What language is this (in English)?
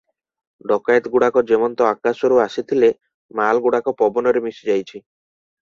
Odia